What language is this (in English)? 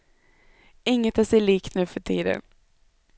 Swedish